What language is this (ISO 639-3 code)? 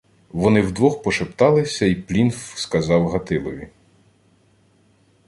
ukr